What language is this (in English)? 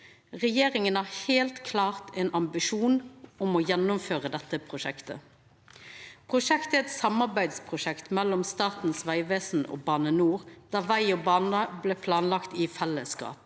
Norwegian